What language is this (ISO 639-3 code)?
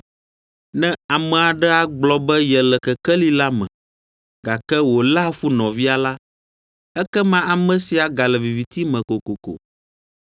ewe